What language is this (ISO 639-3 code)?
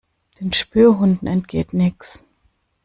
deu